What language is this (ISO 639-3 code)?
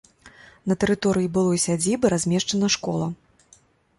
bel